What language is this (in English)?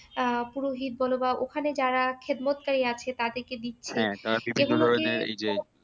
Bangla